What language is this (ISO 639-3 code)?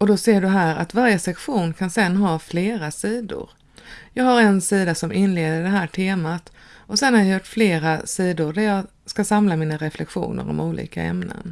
swe